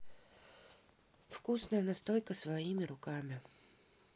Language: Russian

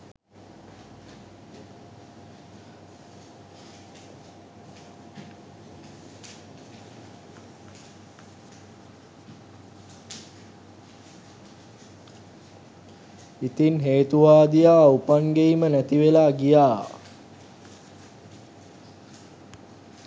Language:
Sinhala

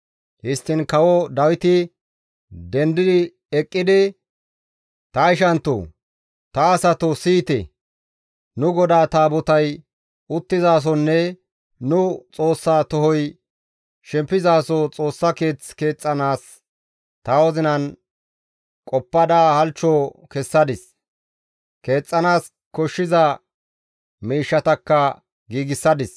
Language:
Gamo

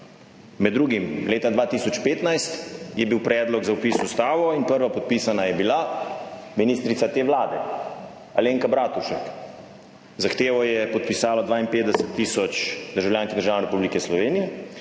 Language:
Slovenian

